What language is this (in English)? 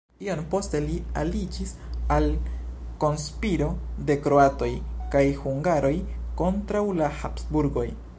Esperanto